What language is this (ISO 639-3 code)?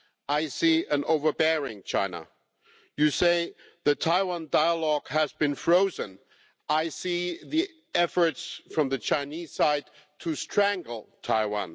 eng